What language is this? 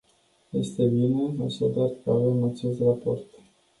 Romanian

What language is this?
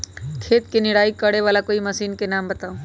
Magahi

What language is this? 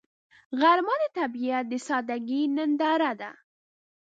Pashto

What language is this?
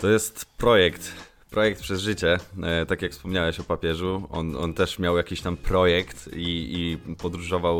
Polish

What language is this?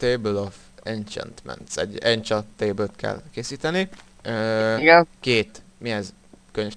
Hungarian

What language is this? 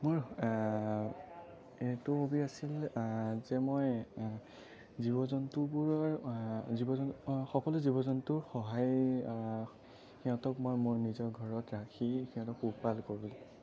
Assamese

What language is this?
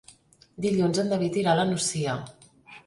Catalan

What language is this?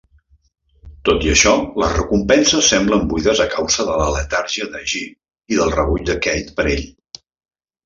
Catalan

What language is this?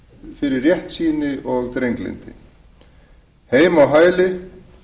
Icelandic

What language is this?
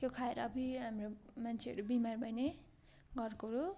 Nepali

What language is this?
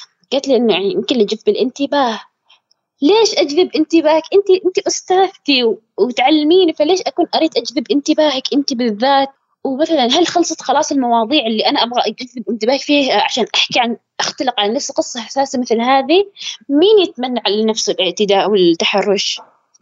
Arabic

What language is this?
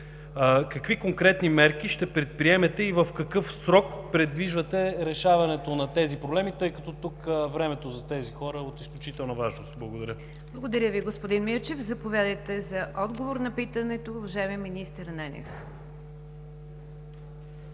Bulgarian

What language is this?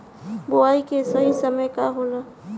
Bhojpuri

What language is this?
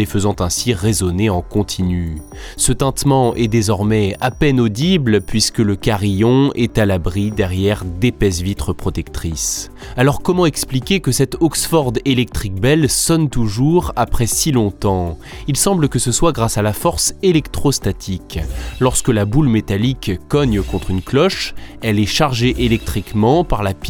French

